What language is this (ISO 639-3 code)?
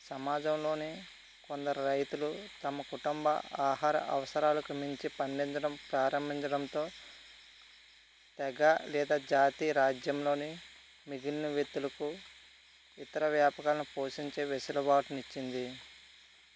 tel